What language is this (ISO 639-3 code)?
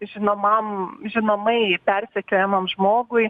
lit